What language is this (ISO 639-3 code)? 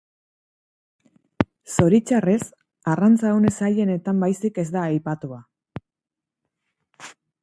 eus